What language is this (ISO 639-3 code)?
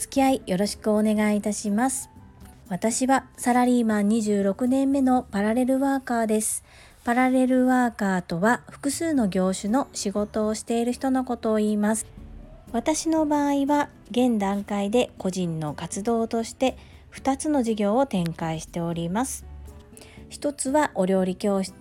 jpn